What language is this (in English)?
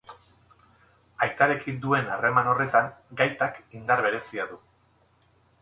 Basque